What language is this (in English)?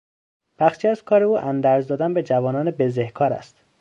Persian